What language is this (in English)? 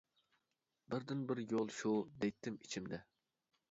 Uyghur